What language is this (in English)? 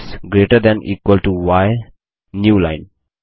Hindi